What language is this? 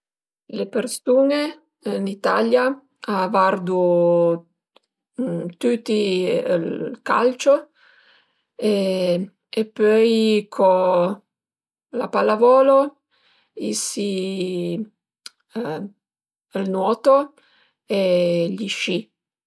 Piedmontese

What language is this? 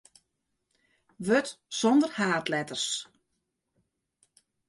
Western Frisian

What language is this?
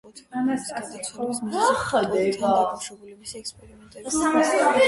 Georgian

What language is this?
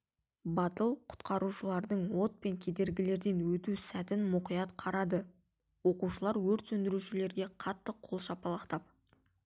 Kazakh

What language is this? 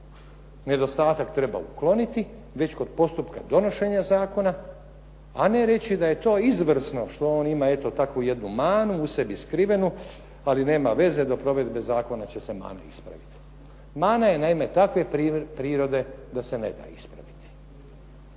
Croatian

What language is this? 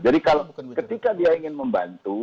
Indonesian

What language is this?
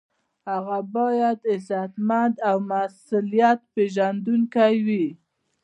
Pashto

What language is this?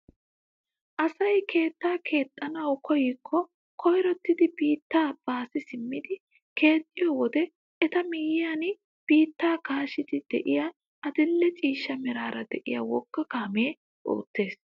Wolaytta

